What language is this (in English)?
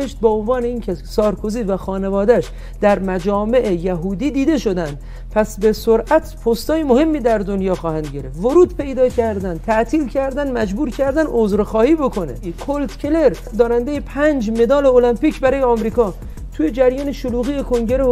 Persian